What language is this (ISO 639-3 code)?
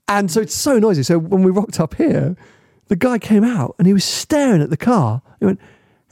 eng